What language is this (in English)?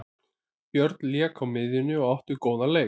Icelandic